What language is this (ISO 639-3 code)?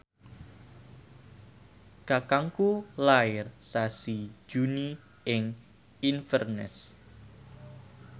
jav